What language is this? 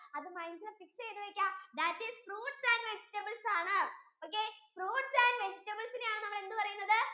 Malayalam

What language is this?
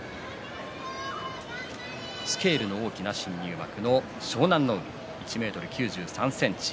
Japanese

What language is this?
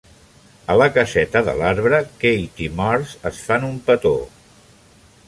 Catalan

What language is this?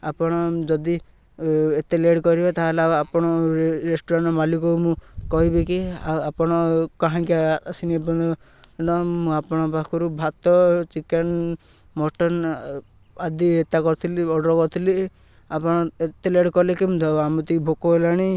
Odia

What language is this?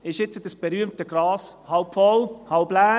Swiss German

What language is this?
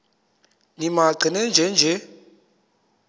Xhosa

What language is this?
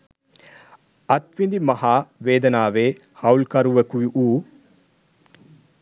Sinhala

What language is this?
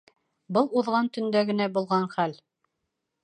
Bashkir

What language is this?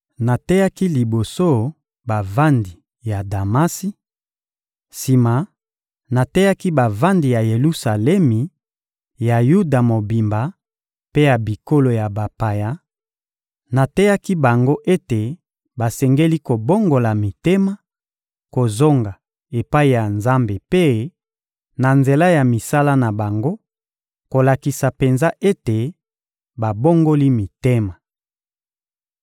Lingala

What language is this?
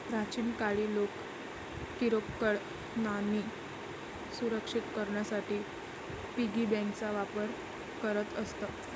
Marathi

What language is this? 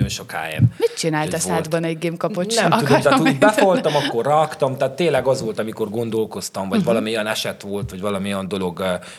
Hungarian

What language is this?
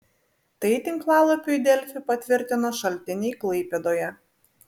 Lithuanian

